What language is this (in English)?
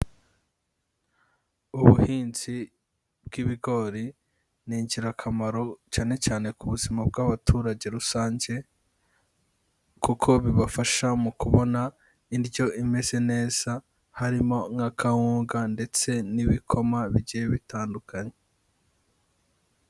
Kinyarwanda